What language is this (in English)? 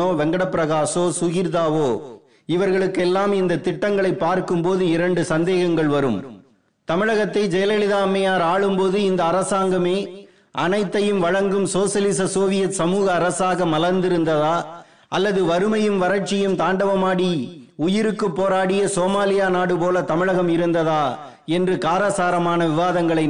Tamil